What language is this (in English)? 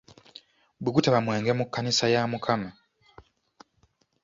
Ganda